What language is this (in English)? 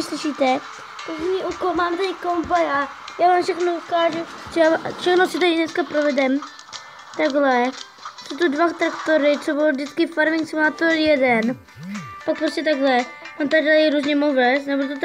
Czech